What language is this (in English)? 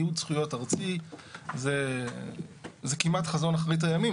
Hebrew